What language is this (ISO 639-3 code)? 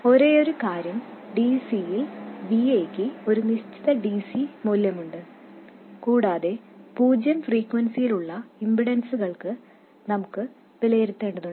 mal